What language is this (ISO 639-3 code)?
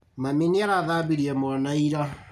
kik